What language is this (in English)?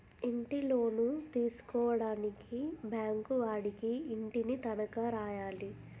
Telugu